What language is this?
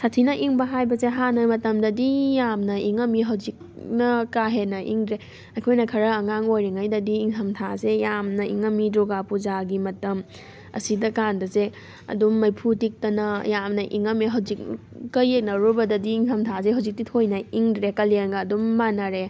Manipuri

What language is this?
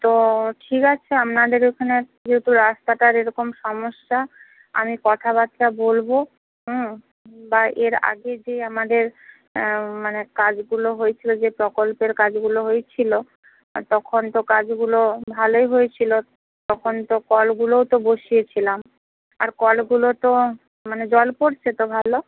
Bangla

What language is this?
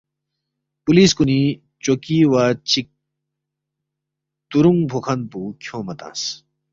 Balti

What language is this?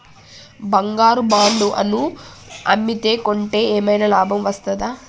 Telugu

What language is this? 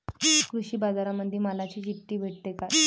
Marathi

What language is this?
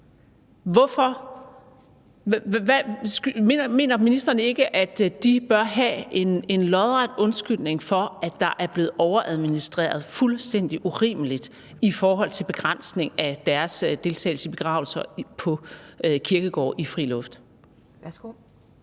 Danish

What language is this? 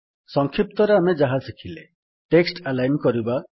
Odia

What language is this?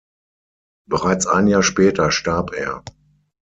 German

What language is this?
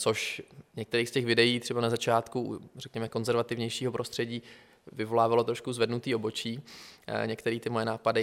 Czech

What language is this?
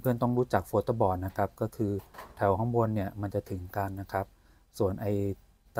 Thai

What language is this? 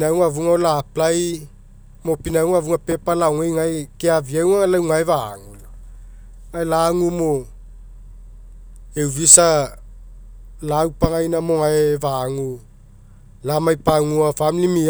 Mekeo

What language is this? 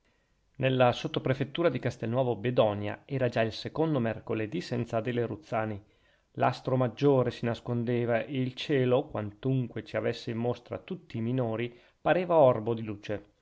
Italian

